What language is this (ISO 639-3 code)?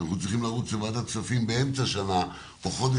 heb